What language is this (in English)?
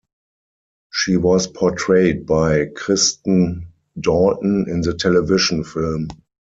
English